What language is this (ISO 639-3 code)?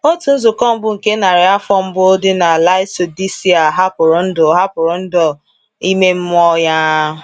ibo